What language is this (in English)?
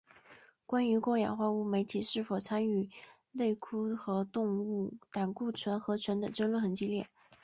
Chinese